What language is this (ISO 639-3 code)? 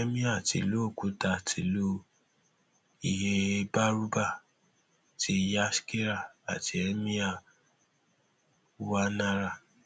yor